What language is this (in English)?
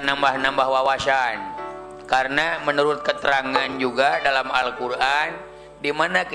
Indonesian